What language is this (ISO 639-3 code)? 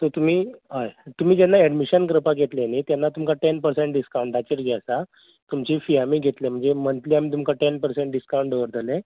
kok